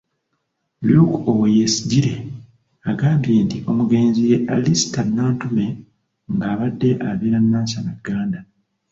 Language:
Ganda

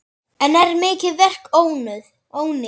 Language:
Icelandic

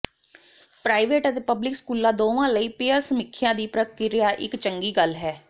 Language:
Punjabi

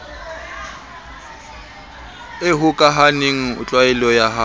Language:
Southern Sotho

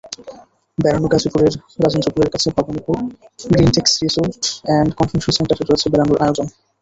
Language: Bangla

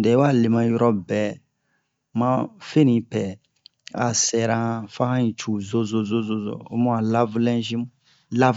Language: Bomu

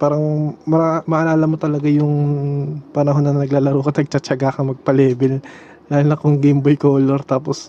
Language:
Filipino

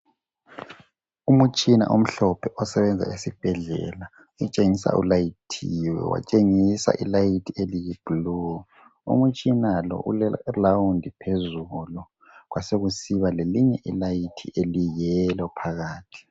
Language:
North Ndebele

